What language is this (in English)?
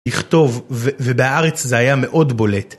Hebrew